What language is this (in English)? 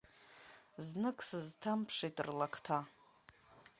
Abkhazian